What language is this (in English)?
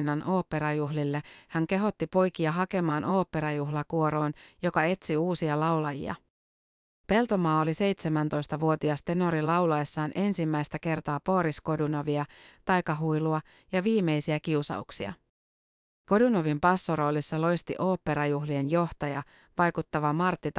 Finnish